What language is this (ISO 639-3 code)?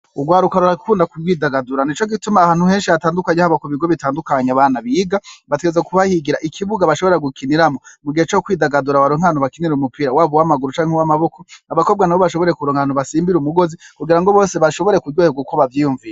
run